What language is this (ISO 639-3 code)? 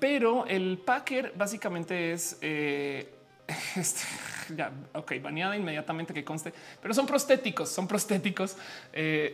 spa